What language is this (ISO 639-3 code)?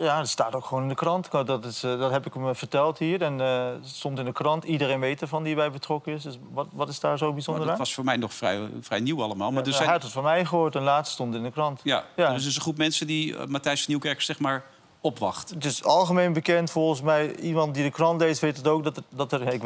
nld